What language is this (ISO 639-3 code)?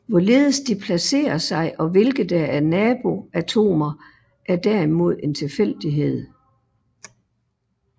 dan